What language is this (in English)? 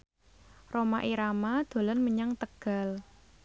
Javanese